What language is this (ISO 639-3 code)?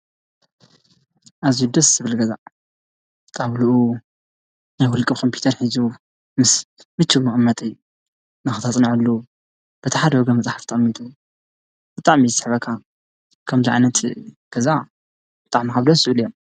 tir